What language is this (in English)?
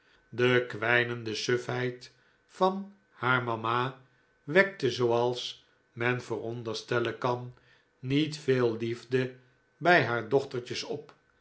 Dutch